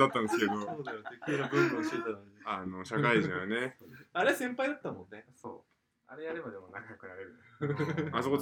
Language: Japanese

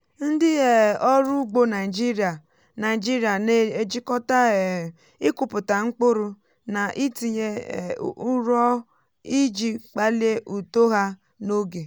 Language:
Igbo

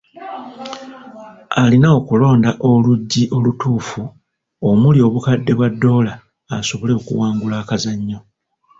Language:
Ganda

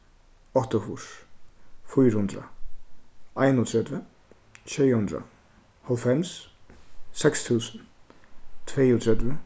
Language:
Faroese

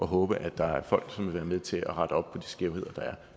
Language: Danish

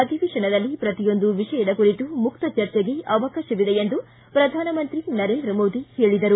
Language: Kannada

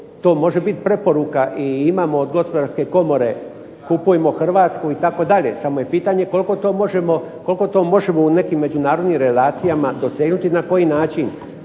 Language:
Croatian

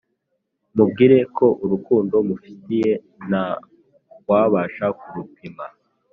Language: Kinyarwanda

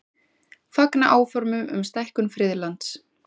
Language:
Icelandic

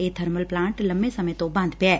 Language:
Punjabi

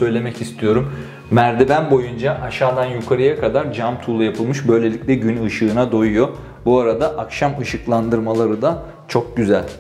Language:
Turkish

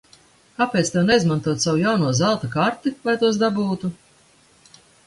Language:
Latvian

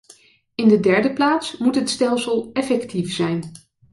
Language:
Dutch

